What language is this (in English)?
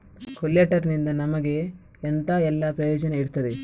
Kannada